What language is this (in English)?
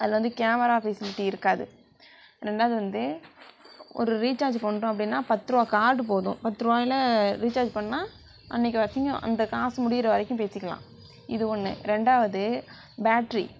Tamil